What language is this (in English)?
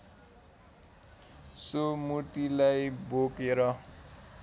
Nepali